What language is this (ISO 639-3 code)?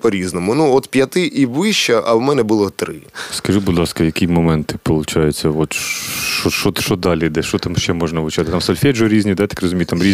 ukr